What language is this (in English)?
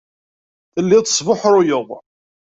Kabyle